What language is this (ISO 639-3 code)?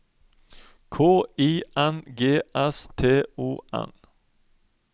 nor